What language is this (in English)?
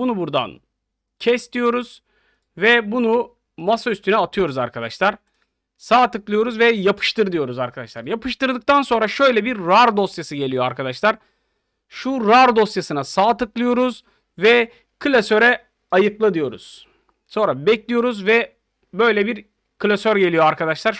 Turkish